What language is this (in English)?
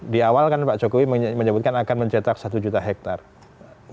Indonesian